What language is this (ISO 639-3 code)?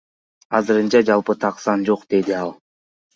kir